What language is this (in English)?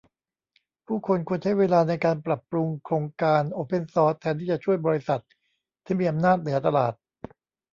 Thai